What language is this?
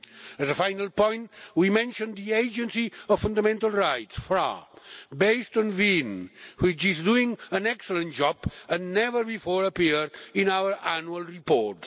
English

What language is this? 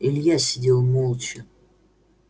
Russian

